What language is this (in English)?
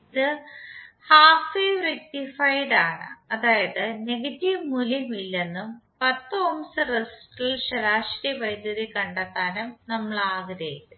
Malayalam